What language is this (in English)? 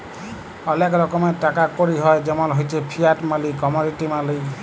Bangla